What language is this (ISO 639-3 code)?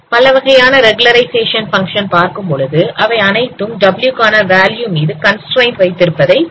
tam